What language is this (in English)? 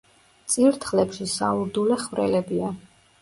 Georgian